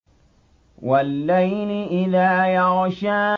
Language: Arabic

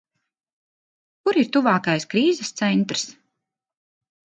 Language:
Latvian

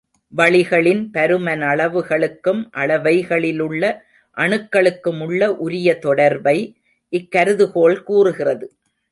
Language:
Tamil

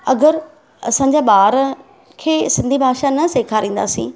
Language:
Sindhi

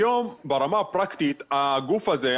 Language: Hebrew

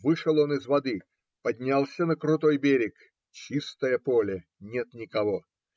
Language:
Russian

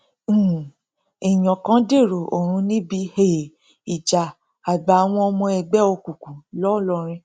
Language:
Yoruba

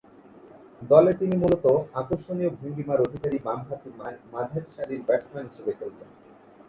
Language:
Bangla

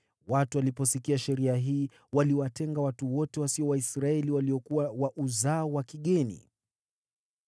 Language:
Swahili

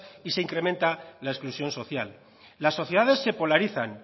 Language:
Spanish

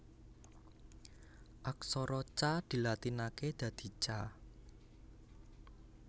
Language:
Javanese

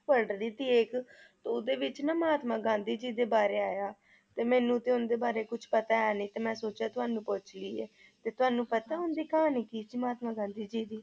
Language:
Punjabi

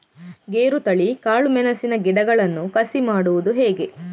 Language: Kannada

